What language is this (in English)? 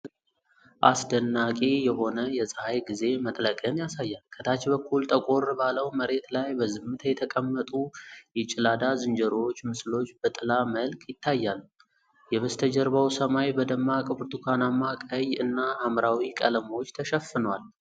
Amharic